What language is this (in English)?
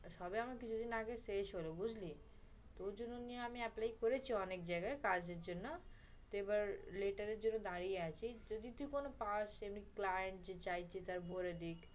Bangla